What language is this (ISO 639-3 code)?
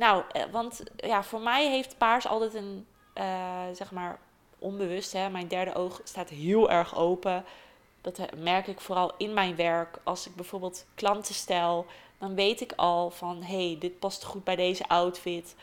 nld